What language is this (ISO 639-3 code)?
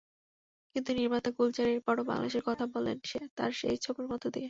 ben